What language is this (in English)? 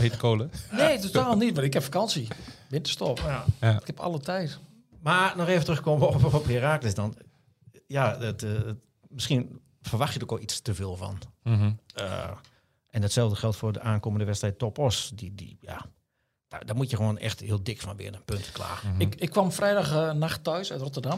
Dutch